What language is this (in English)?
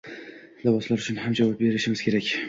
Uzbek